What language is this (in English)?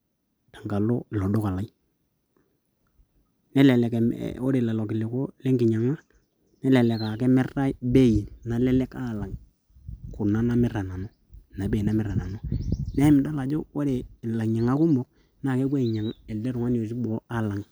Masai